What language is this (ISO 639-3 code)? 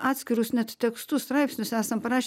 lit